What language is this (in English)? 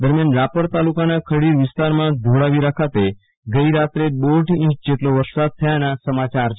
Gujarati